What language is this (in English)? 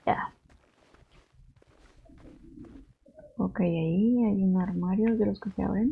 Spanish